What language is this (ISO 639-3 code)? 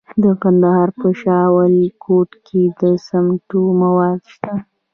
pus